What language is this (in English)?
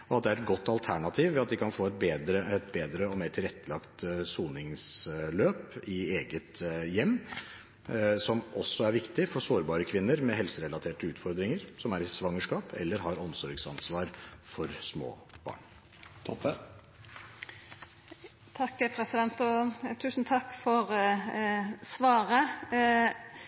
Norwegian